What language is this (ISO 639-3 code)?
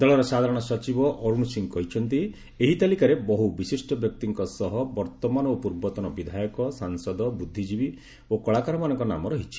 ori